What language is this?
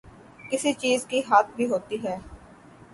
Urdu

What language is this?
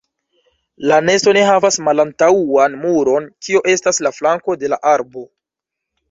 Esperanto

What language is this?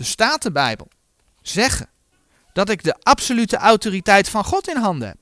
Dutch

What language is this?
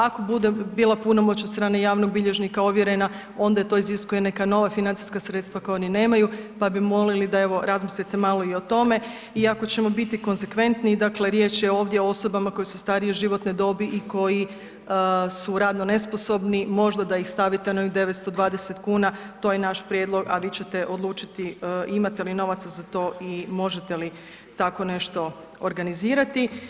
Croatian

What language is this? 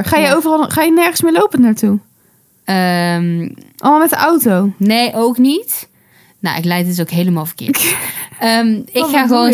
Dutch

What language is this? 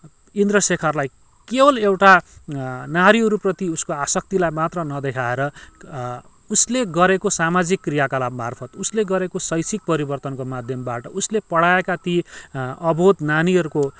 Nepali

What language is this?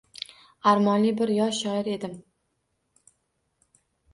Uzbek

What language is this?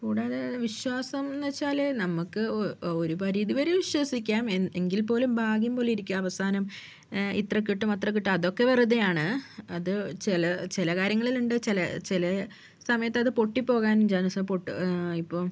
Malayalam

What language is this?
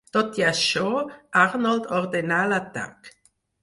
Catalan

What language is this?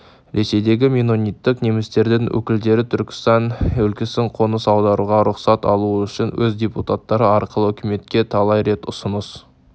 Kazakh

